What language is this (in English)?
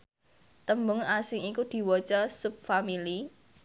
Javanese